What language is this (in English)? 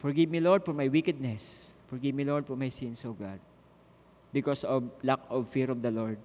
Filipino